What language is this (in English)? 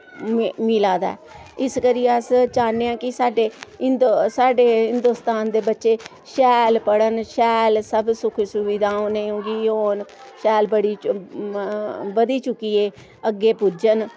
Dogri